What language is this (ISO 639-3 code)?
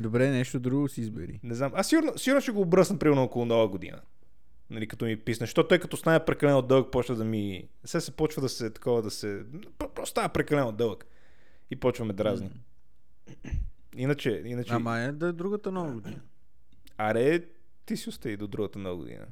bul